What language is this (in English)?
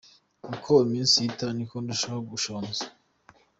Kinyarwanda